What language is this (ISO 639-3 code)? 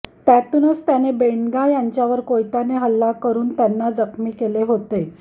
mar